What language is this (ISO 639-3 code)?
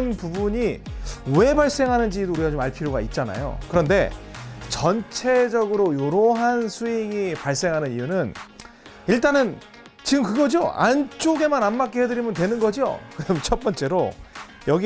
kor